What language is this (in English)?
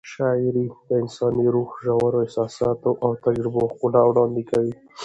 Pashto